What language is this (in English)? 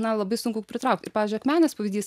Lithuanian